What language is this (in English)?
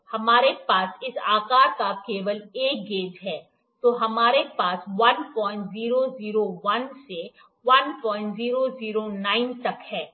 Hindi